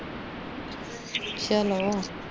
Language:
Punjabi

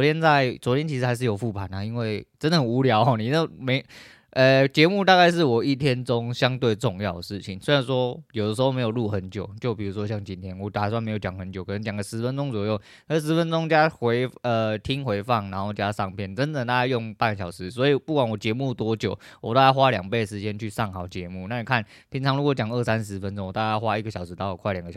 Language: Chinese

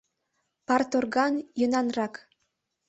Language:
Mari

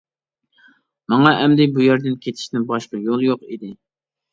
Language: Uyghur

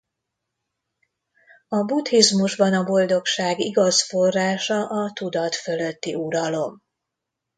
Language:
Hungarian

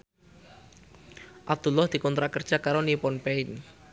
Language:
Javanese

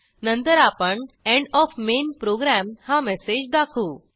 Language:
Marathi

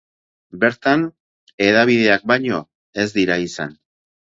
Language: Basque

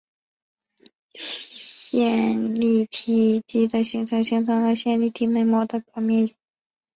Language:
Chinese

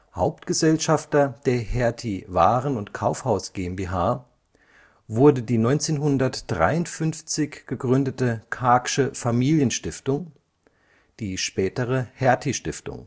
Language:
German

